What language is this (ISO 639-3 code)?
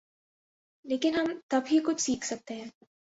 urd